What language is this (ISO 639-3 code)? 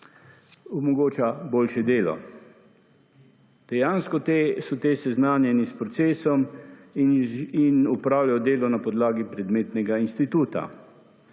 slv